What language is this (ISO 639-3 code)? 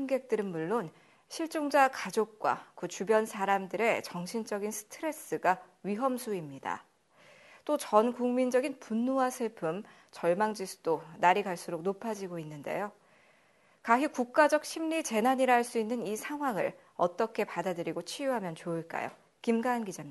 kor